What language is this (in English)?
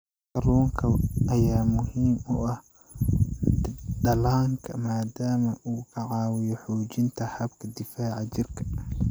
Somali